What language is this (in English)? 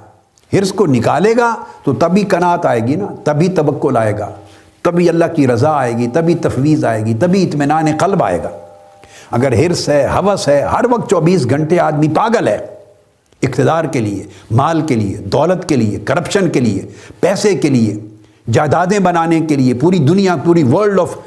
Urdu